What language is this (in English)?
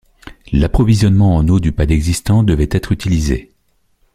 French